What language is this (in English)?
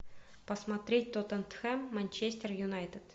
Russian